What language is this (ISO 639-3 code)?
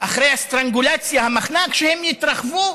heb